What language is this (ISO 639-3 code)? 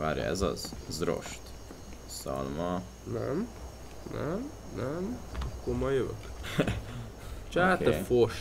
hun